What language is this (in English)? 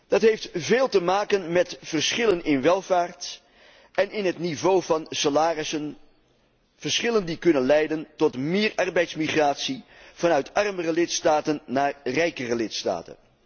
Dutch